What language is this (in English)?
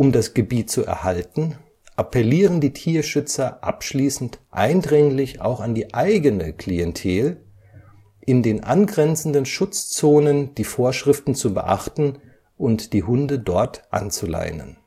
German